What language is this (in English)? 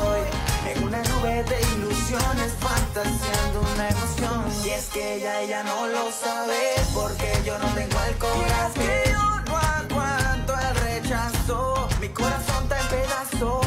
Spanish